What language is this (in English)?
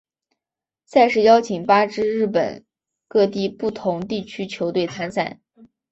Chinese